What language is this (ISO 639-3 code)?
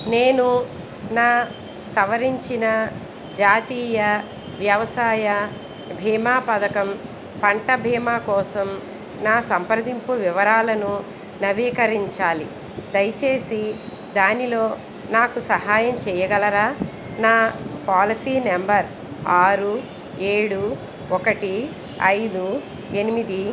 tel